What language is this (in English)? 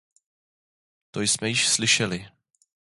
Czech